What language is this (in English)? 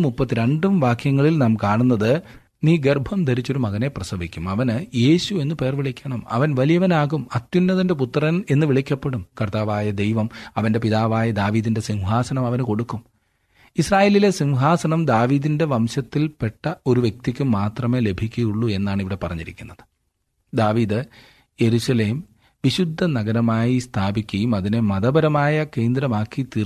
Malayalam